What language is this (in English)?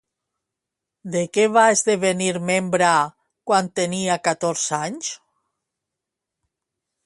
Catalan